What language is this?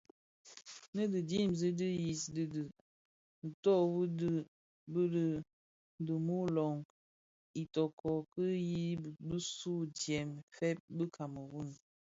Bafia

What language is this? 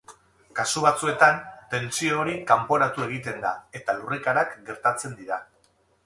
Basque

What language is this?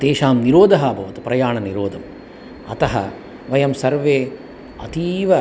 Sanskrit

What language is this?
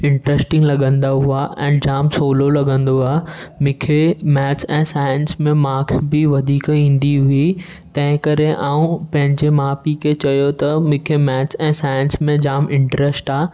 Sindhi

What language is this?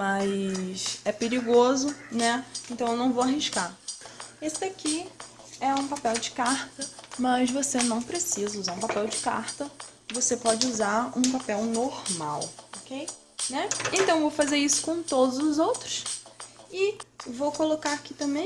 Portuguese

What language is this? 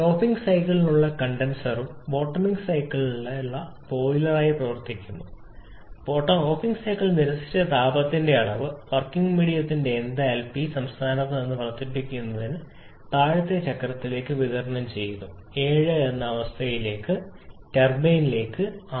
Malayalam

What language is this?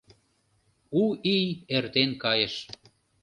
Mari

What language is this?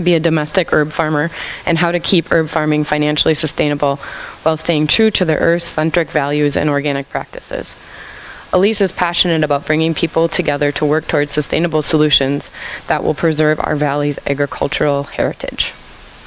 English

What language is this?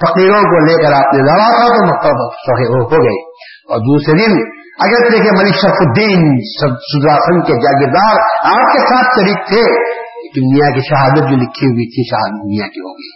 Urdu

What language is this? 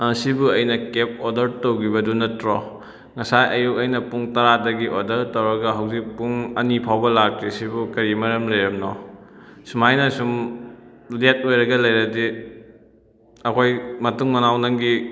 Manipuri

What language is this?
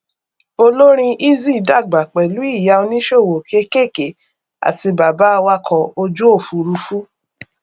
Yoruba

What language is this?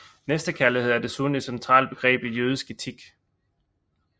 Danish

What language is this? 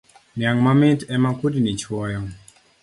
Luo (Kenya and Tanzania)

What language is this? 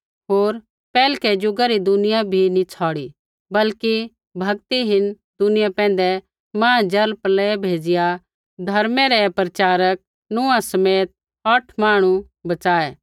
Kullu Pahari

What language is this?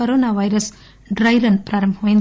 Telugu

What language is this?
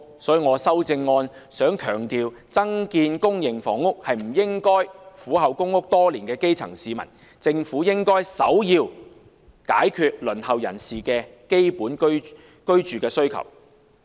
Cantonese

